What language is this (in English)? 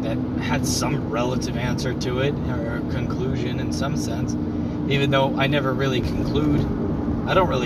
English